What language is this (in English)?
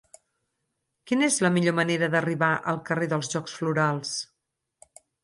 Catalan